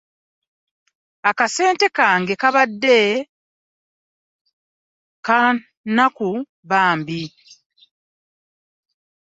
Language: Ganda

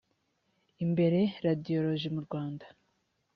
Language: Kinyarwanda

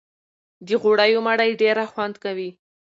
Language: Pashto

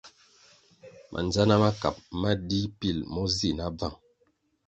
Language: Kwasio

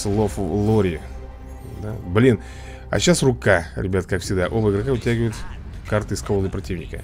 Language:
Russian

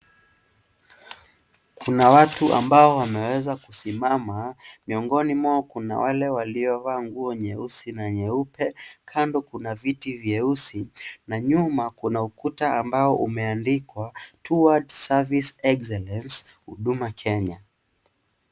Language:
Swahili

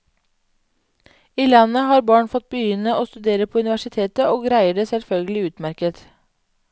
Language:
Norwegian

